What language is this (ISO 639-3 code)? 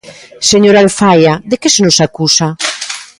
glg